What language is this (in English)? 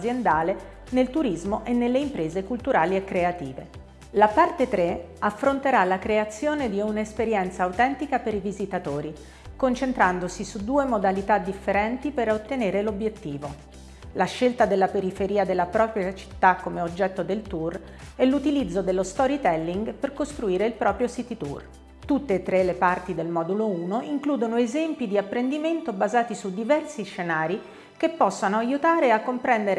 Italian